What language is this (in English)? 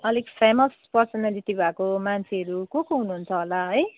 Nepali